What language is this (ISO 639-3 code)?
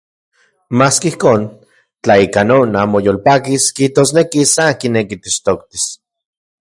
ncx